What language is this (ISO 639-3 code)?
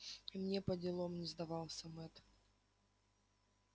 rus